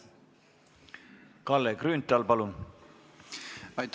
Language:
Estonian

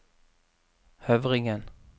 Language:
Norwegian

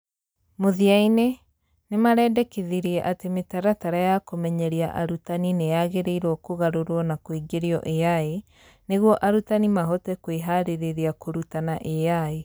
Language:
Kikuyu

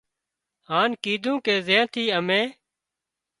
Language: Wadiyara Koli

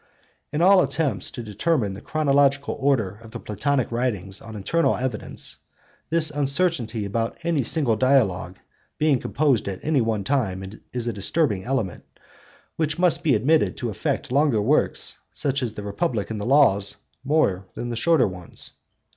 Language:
English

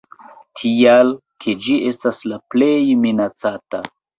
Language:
Esperanto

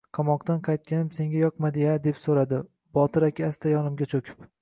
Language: Uzbek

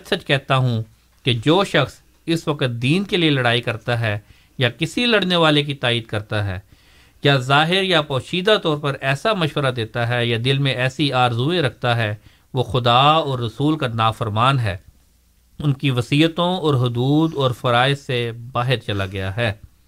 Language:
Urdu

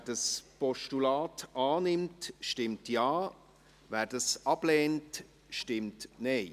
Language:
Swiss German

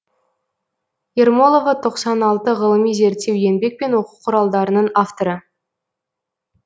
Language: Kazakh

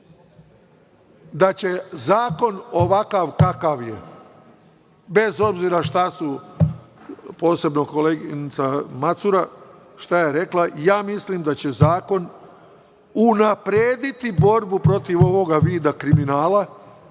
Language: Serbian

